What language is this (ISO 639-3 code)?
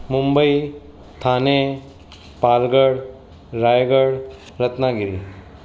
snd